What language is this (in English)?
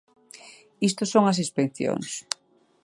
Galician